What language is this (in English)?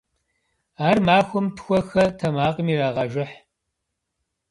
Kabardian